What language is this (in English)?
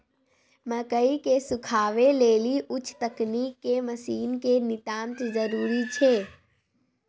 Maithili